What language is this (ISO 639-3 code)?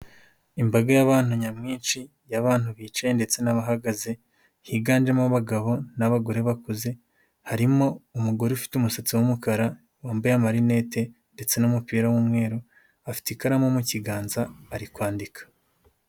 kin